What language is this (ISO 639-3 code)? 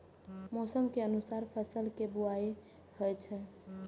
mai